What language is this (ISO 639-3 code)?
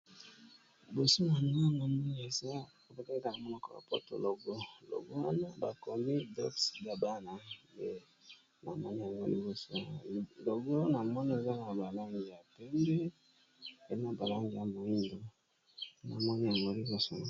lin